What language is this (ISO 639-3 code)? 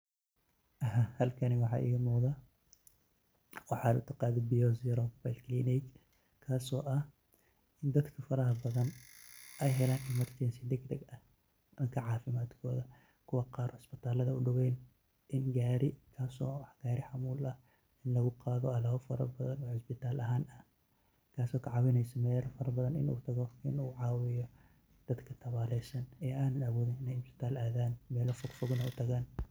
som